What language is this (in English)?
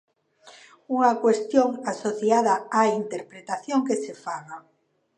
Galician